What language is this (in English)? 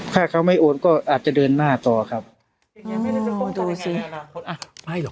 Thai